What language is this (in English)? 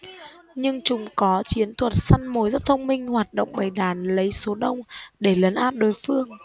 Vietnamese